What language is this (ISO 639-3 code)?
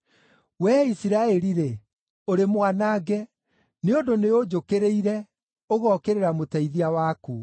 kik